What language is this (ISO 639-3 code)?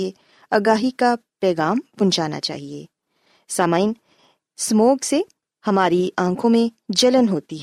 urd